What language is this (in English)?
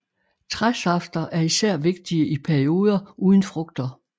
Danish